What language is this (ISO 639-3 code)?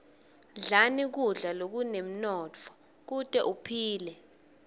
ssw